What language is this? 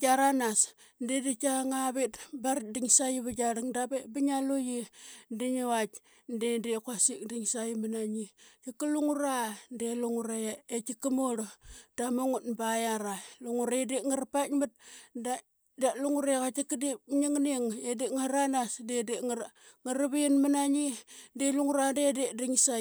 Qaqet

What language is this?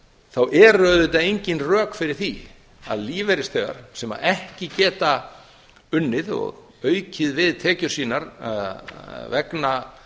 Icelandic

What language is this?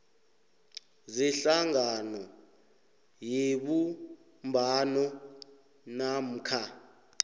South Ndebele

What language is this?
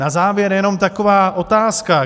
Czech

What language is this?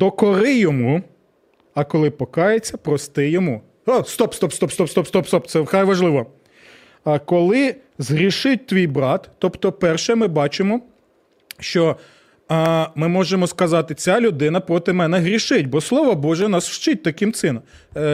Ukrainian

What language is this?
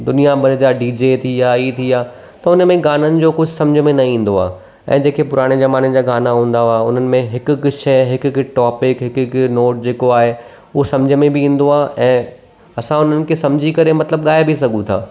Sindhi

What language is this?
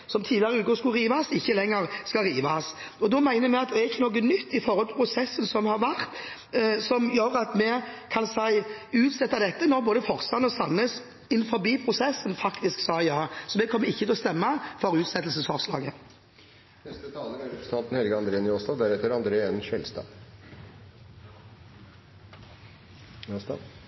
Norwegian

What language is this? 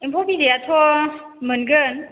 Bodo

